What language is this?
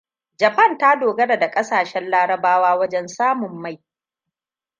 Hausa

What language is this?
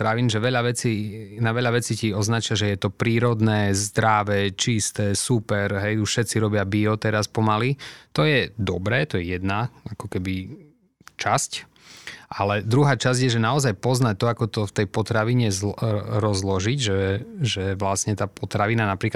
Slovak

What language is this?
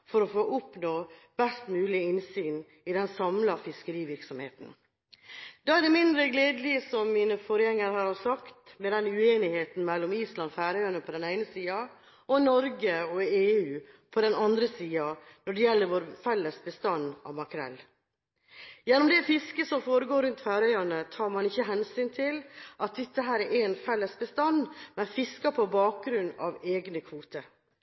Norwegian Bokmål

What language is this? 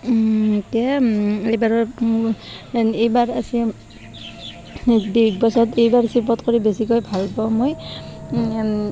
Assamese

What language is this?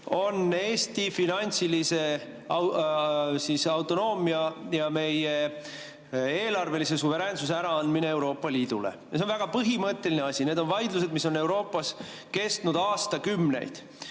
Estonian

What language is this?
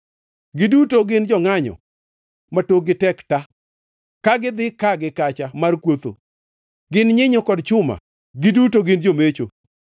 Luo (Kenya and Tanzania)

